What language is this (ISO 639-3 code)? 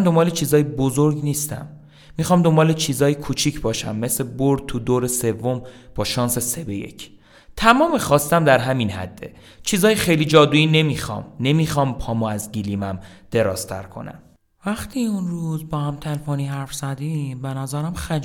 fas